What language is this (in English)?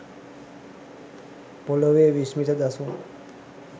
Sinhala